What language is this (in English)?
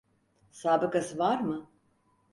Turkish